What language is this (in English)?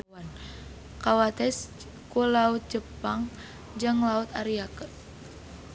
Sundanese